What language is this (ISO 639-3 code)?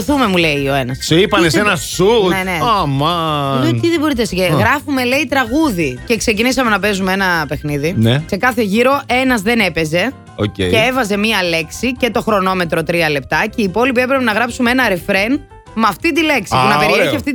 ell